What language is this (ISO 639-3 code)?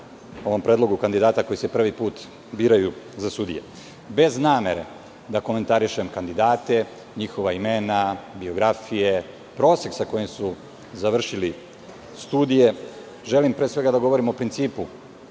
srp